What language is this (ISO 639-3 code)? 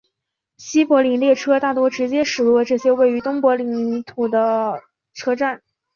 zho